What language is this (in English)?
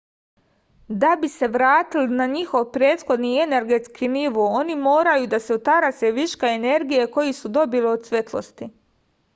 Serbian